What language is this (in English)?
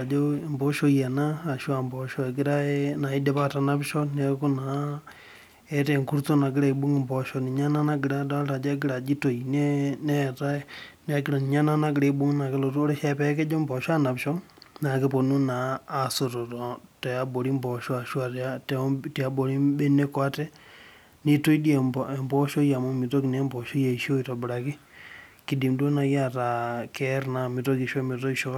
Masai